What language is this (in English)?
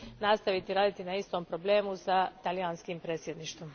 Croatian